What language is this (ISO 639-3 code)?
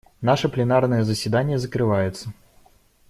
rus